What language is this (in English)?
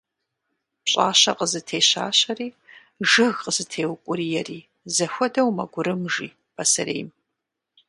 Kabardian